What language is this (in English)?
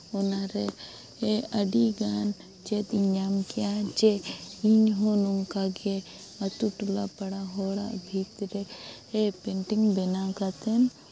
Santali